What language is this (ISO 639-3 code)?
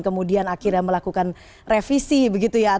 ind